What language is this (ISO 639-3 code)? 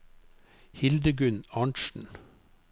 nor